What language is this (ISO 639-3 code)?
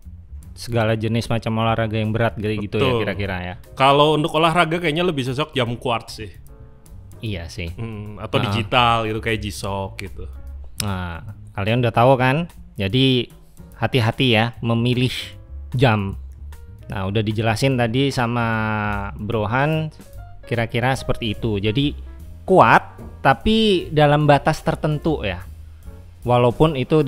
ind